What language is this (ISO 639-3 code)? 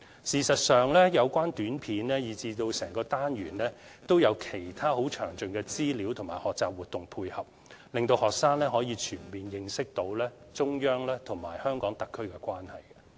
yue